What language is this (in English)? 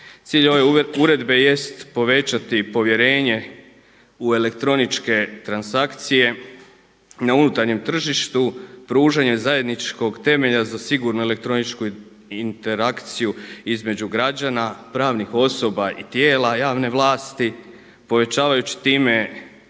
Croatian